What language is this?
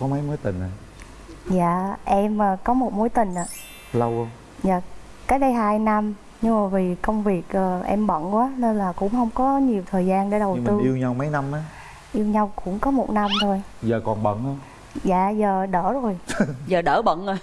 Vietnamese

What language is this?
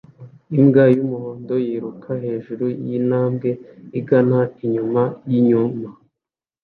Kinyarwanda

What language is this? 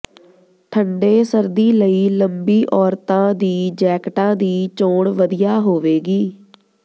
Punjabi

